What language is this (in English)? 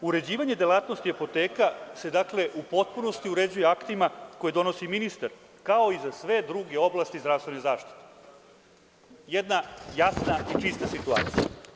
Serbian